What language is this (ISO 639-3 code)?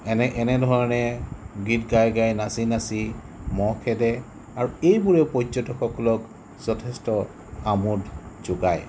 asm